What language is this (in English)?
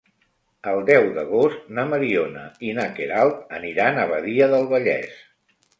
Catalan